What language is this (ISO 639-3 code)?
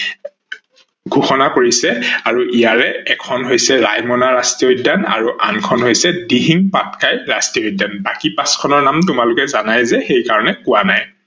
asm